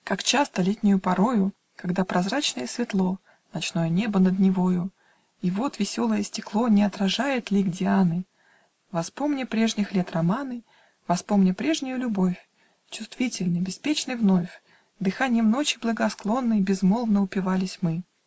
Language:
Russian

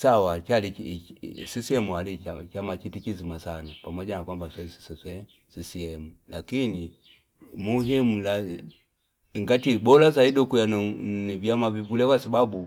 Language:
Fipa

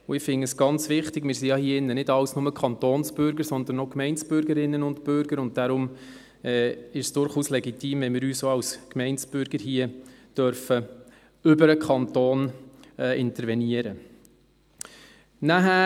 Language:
Swiss German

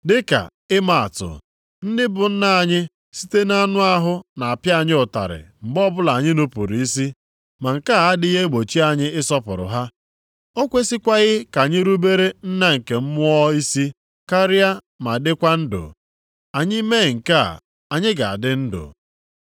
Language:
Igbo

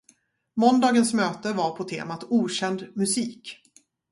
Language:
Swedish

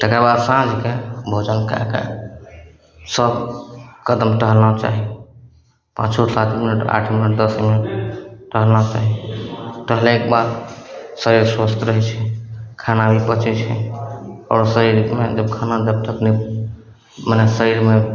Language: Maithili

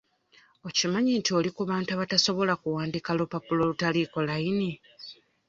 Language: Ganda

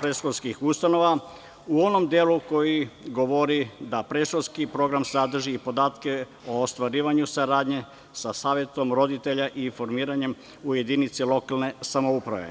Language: Serbian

